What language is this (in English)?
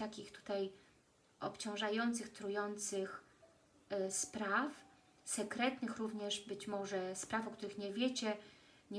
Polish